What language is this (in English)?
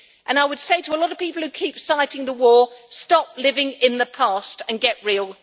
English